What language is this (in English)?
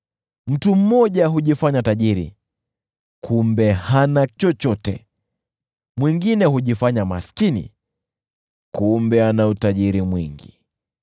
Swahili